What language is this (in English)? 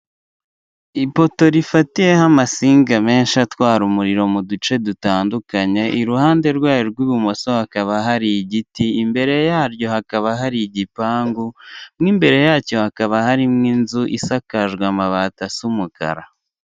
Kinyarwanda